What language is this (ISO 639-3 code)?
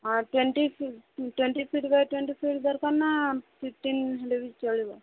ori